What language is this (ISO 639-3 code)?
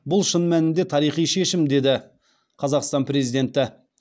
kaz